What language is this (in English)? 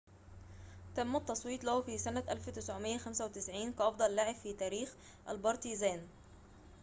Arabic